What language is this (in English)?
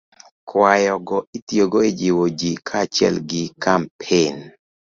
Luo (Kenya and Tanzania)